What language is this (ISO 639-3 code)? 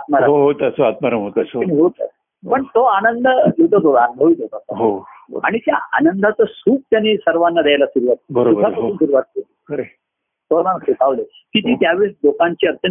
mar